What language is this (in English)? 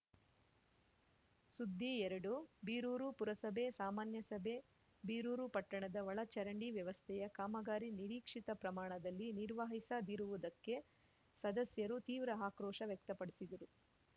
Kannada